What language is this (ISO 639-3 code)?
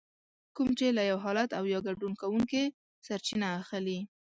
pus